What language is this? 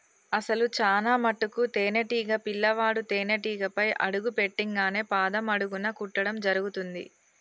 Telugu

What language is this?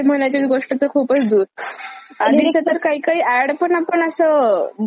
Marathi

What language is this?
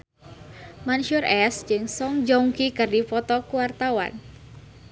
Sundanese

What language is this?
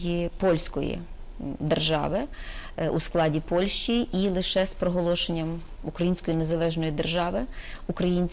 Ukrainian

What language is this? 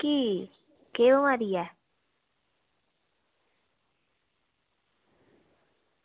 Dogri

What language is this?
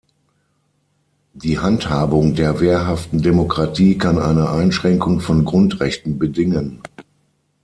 German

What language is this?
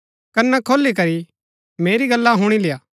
Gaddi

